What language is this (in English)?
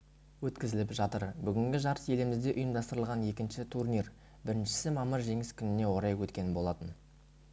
Kazakh